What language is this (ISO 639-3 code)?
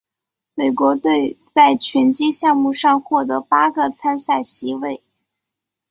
zho